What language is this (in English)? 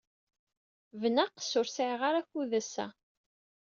Kabyle